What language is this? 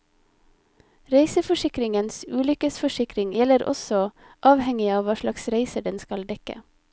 Norwegian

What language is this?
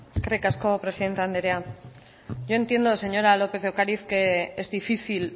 Basque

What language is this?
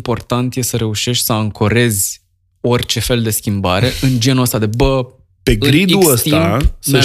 Romanian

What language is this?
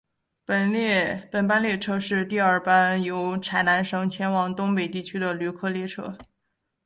Chinese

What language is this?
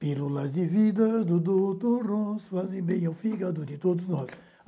Portuguese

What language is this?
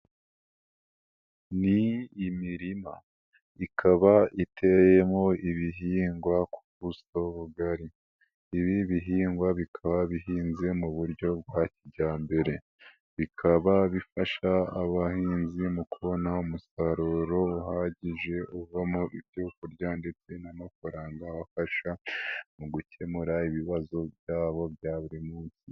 Kinyarwanda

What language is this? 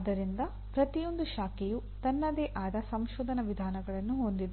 Kannada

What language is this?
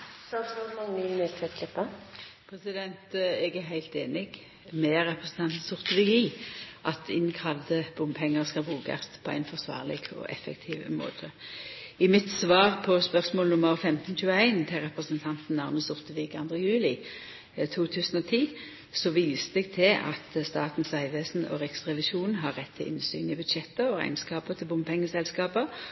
Norwegian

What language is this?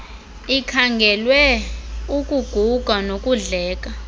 Xhosa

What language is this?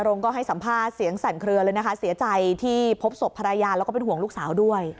Thai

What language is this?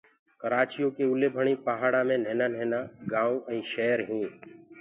Gurgula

